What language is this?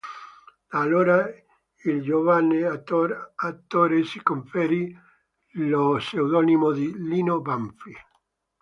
Italian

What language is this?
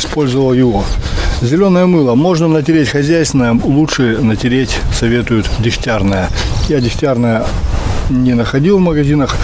Russian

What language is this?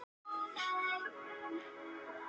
Icelandic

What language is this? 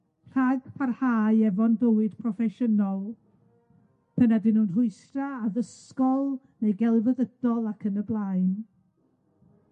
Welsh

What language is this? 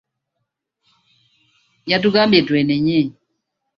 Ganda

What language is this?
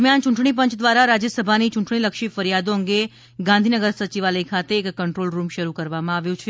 Gujarati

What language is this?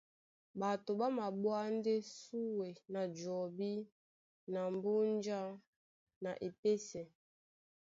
Duala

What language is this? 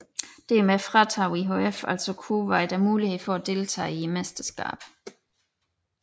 Danish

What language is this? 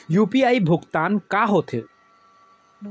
Chhattisgarhi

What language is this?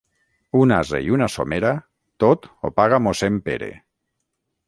Catalan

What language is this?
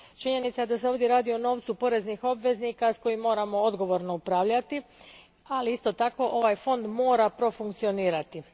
Croatian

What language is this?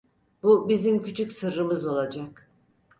Turkish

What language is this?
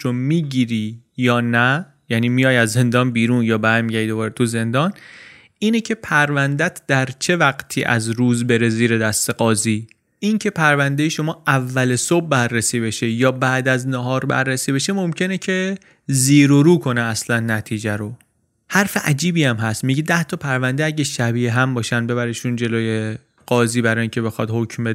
Persian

